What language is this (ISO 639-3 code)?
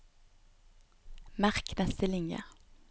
nor